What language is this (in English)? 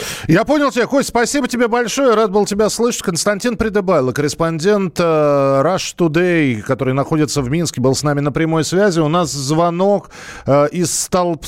Russian